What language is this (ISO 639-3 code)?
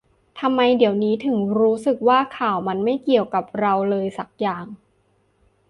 tha